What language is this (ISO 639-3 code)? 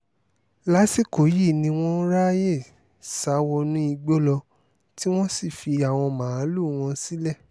yor